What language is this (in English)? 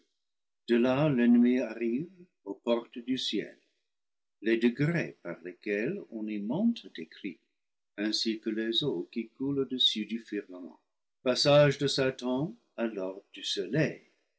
French